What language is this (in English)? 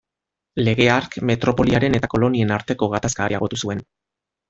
Basque